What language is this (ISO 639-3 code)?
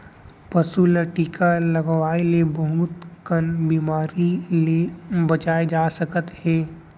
hne